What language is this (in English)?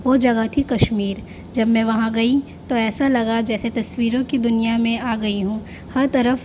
Urdu